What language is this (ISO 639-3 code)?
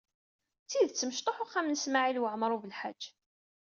kab